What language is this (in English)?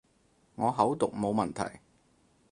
Cantonese